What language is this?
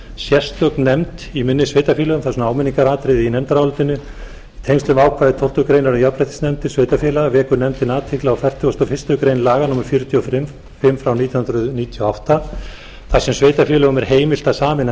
Icelandic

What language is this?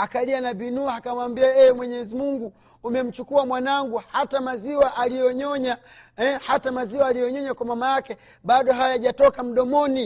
Swahili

